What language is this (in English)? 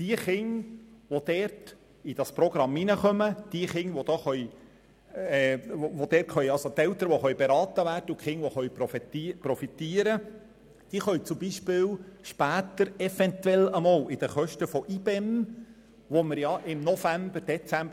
Swiss German